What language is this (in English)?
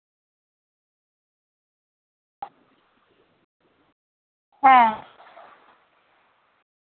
Santali